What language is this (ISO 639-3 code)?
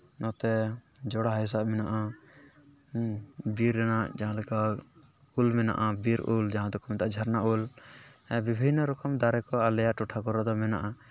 sat